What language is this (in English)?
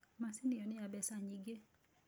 Kikuyu